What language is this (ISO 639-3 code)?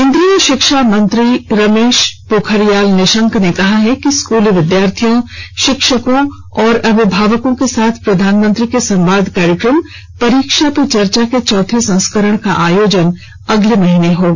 hin